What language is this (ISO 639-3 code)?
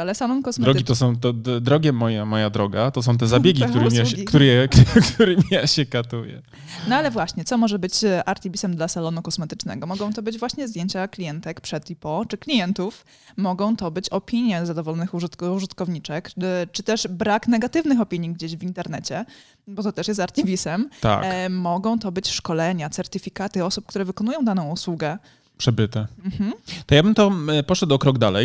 pol